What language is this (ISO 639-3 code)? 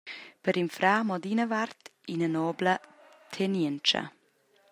roh